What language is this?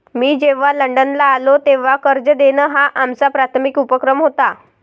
Marathi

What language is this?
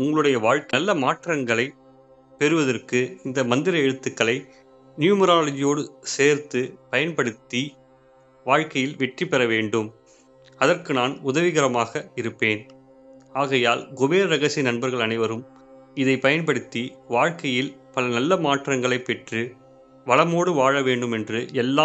Tamil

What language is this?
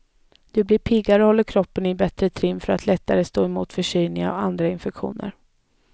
Swedish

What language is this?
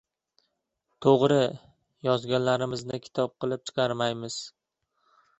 Uzbek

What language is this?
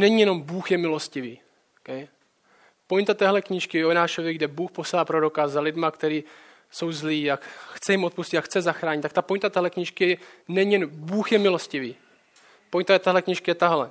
Czech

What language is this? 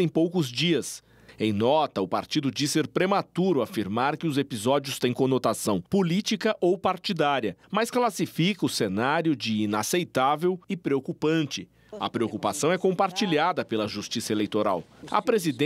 Portuguese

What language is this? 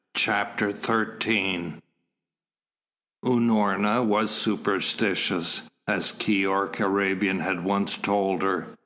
English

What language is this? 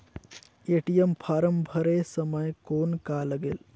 Chhattisgarhi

